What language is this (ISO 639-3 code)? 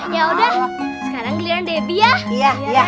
ind